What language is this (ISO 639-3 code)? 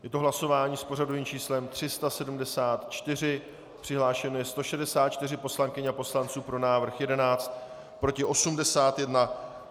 ces